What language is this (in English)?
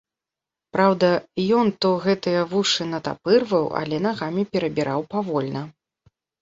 Belarusian